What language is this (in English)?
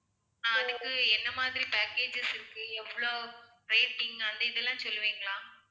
Tamil